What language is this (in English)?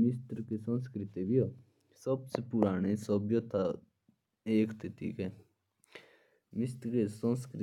Jaunsari